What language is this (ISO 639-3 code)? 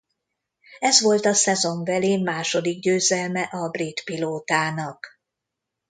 hun